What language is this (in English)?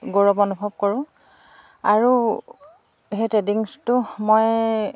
Assamese